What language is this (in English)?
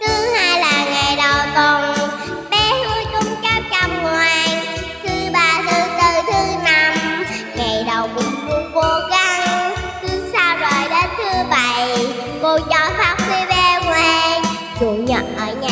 Vietnamese